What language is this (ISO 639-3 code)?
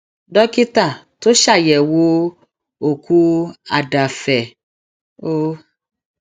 yor